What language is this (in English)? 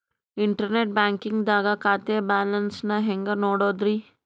Kannada